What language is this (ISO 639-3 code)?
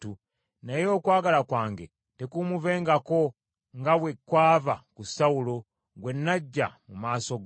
lug